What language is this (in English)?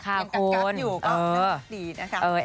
Thai